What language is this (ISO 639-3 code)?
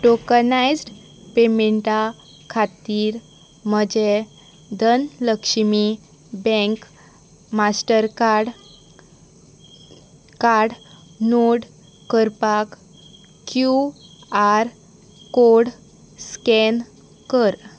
kok